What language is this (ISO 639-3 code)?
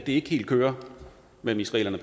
dan